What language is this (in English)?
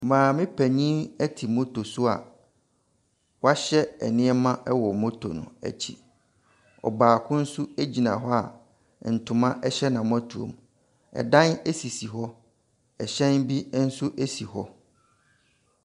Akan